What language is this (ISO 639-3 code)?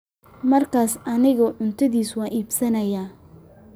som